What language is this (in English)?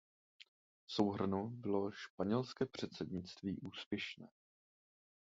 Czech